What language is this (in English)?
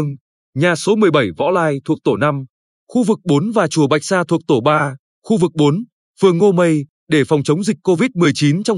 Vietnamese